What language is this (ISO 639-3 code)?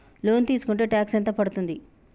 tel